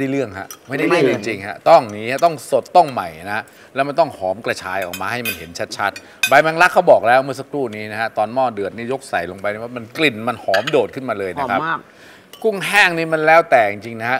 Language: Thai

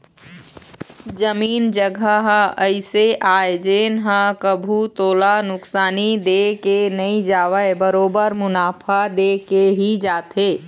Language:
Chhattisgarhi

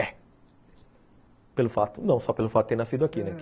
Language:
Portuguese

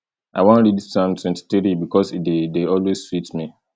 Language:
Nigerian Pidgin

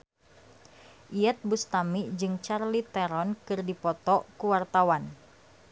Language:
Sundanese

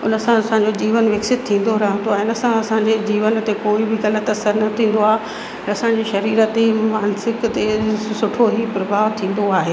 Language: Sindhi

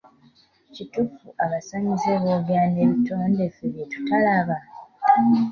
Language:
Ganda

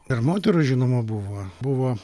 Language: Lithuanian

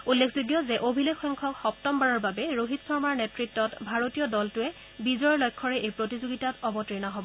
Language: Assamese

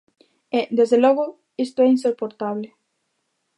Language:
Galician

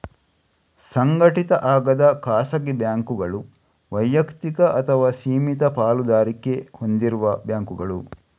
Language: Kannada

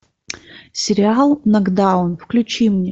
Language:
Russian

